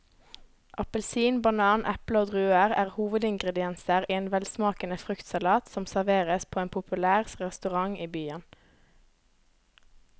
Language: Norwegian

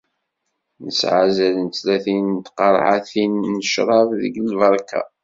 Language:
Kabyle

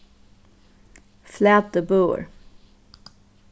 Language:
Faroese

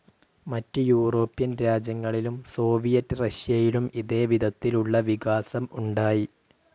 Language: Malayalam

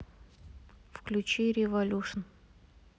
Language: Russian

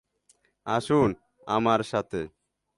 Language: Bangla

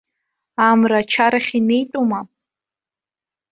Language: Abkhazian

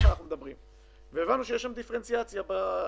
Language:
Hebrew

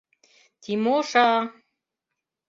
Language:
Mari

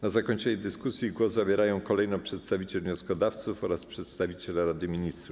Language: Polish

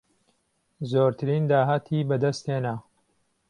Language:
Central Kurdish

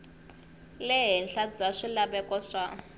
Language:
Tsonga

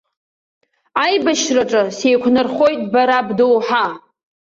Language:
Abkhazian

